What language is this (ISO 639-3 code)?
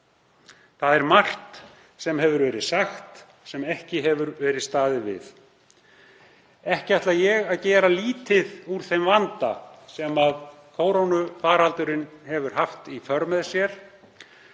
isl